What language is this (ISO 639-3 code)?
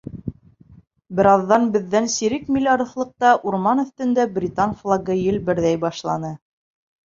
bak